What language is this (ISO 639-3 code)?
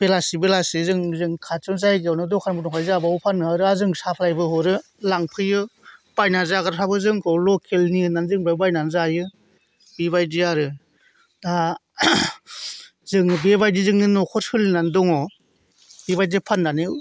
brx